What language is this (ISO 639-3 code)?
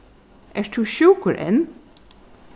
fao